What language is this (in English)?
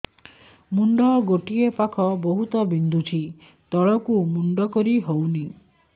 Odia